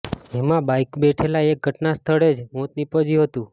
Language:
Gujarati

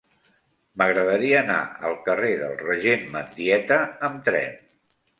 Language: Catalan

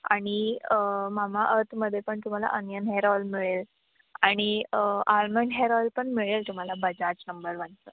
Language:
Marathi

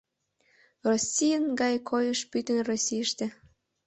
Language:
Mari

